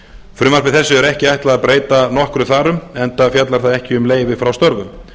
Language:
Icelandic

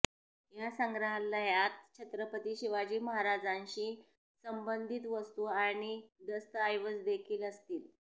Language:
Marathi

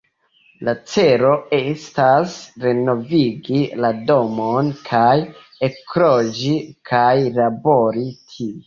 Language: Esperanto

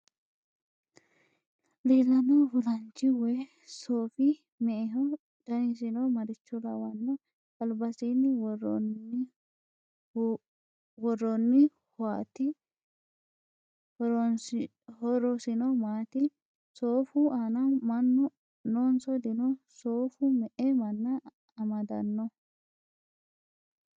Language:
Sidamo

